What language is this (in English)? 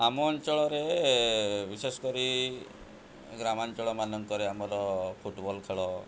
Odia